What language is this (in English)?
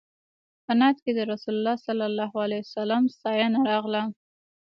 Pashto